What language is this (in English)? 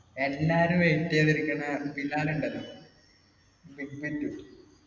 Malayalam